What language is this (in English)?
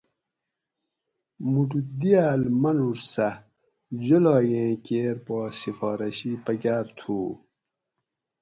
Gawri